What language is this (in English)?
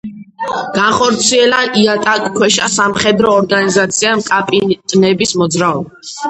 Georgian